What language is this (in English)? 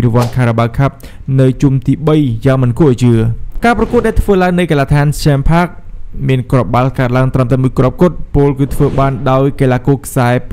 Thai